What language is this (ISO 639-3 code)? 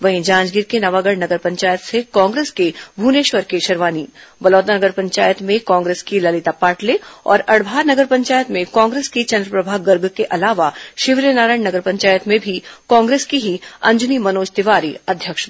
hin